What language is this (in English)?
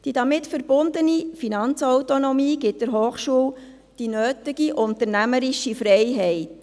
Swiss German